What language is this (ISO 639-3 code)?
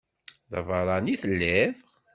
kab